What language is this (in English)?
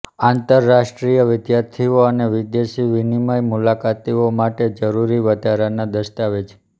Gujarati